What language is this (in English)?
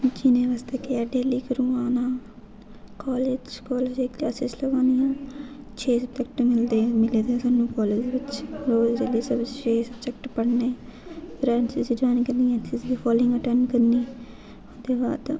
Dogri